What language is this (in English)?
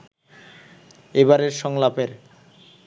Bangla